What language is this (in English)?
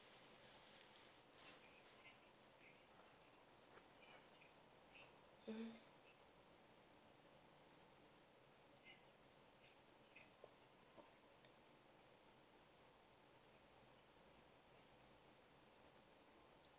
English